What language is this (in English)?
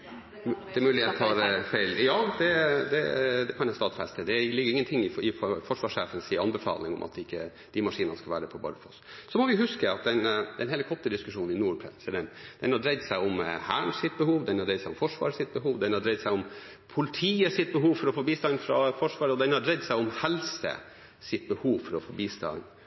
Norwegian Bokmål